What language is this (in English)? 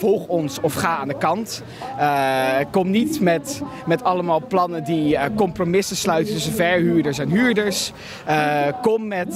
Dutch